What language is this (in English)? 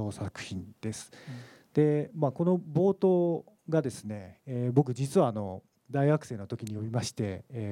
Japanese